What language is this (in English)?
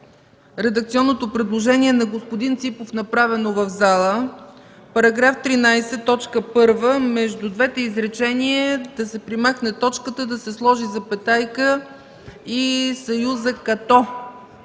Bulgarian